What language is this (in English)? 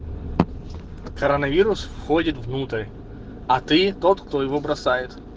Russian